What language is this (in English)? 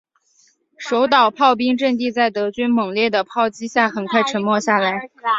Chinese